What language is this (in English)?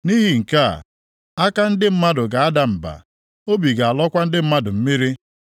Igbo